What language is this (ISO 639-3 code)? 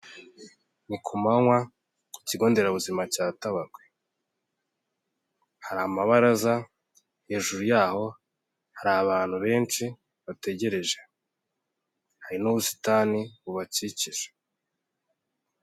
kin